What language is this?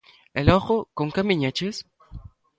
Galician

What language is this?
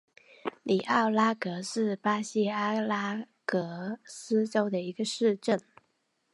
Chinese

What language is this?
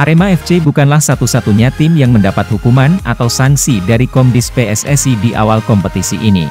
Indonesian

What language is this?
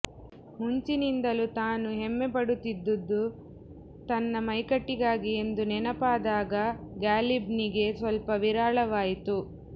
Kannada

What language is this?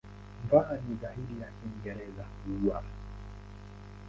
Swahili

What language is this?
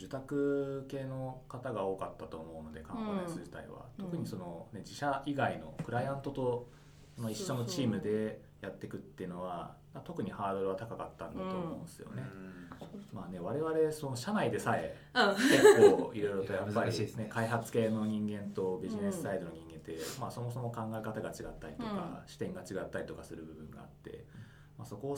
Japanese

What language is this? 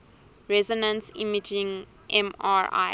English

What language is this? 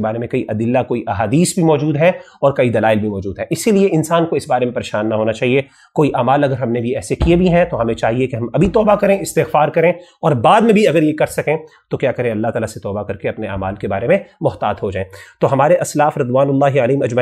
Urdu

